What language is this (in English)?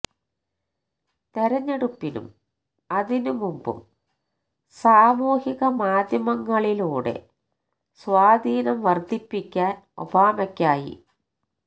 Malayalam